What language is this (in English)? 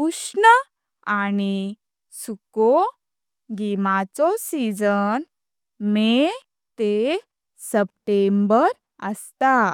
Konkani